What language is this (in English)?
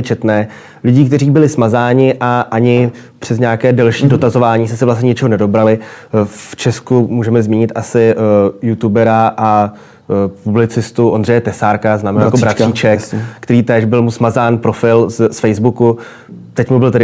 Czech